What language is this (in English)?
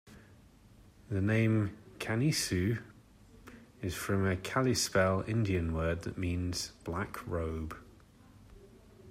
English